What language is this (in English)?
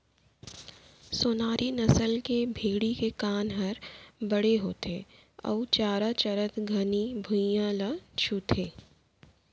Chhattisgarhi